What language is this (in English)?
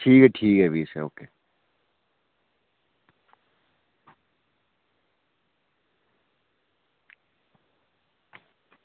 Dogri